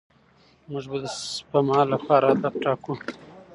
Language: Pashto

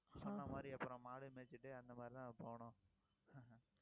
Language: Tamil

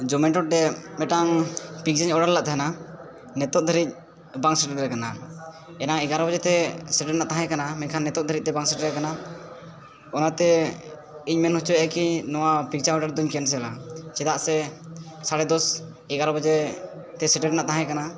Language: Santali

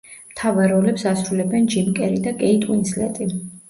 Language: Georgian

